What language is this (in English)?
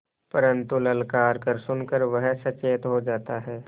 Hindi